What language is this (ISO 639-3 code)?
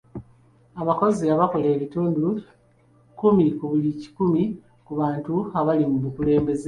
lug